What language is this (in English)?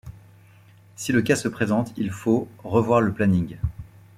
French